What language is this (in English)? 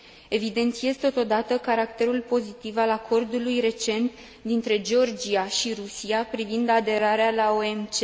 Romanian